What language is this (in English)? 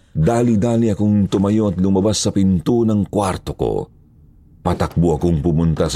Filipino